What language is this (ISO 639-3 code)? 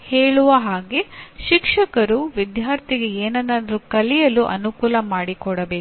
kan